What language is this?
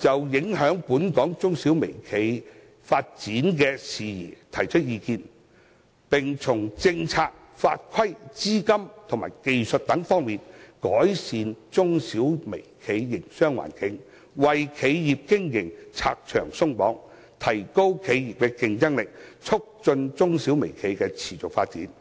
Cantonese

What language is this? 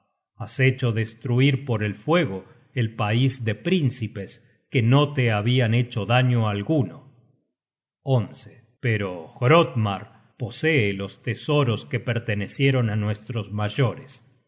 Spanish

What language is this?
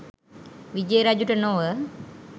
Sinhala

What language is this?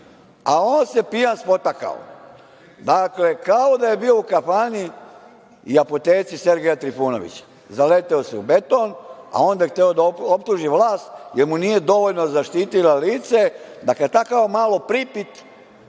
Serbian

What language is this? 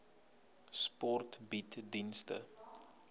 Afrikaans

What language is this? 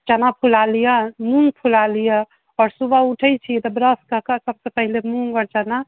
Maithili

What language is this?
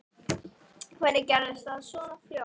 Icelandic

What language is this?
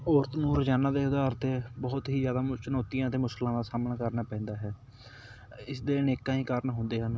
Punjabi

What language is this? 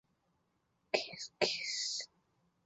Chinese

